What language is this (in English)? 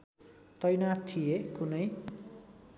Nepali